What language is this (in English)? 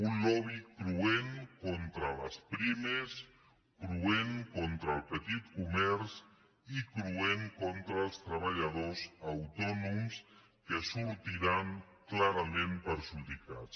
Catalan